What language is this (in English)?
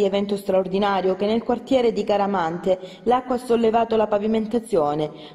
Italian